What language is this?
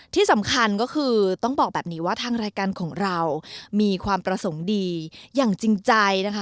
Thai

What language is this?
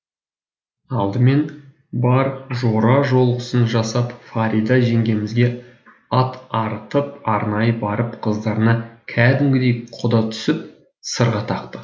Kazakh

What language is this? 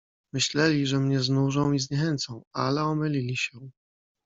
Polish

